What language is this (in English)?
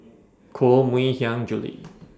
English